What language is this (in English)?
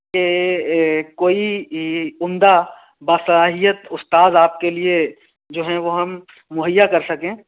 Urdu